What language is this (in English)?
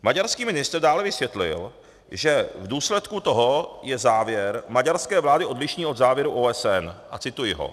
Czech